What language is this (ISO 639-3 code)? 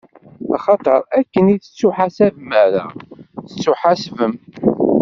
kab